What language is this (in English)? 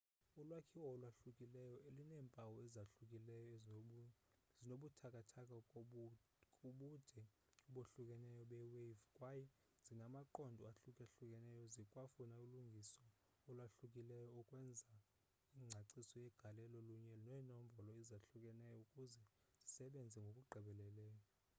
Xhosa